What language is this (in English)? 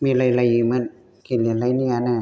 Bodo